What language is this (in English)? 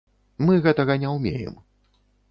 Belarusian